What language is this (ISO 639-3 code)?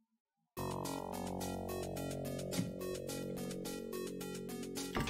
pol